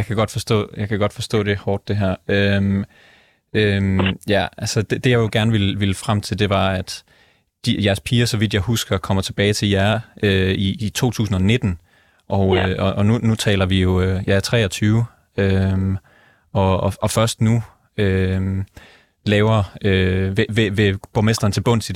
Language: Danish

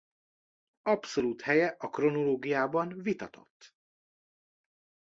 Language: Hungarian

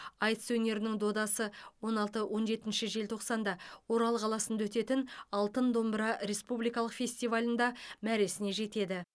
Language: Kazakh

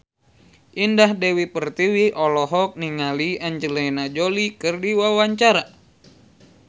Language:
Sundanese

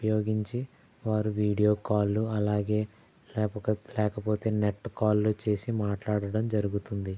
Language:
Telugu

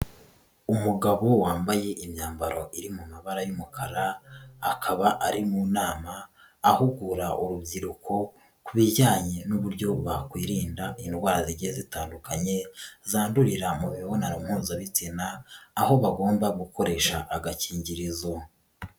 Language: Kinyarwanda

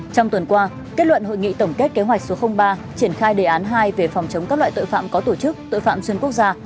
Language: Vietnamese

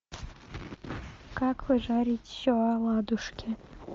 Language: Russian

